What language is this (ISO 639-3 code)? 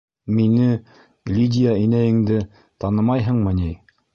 bak